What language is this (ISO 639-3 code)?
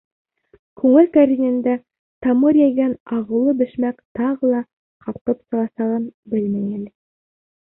bak